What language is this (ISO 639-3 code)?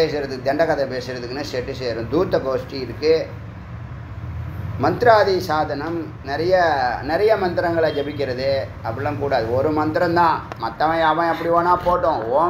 tam